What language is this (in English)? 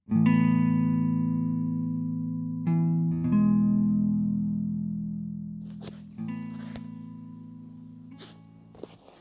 Indonesian